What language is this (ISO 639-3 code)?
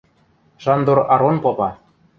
mrj